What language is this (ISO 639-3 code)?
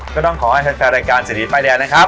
tha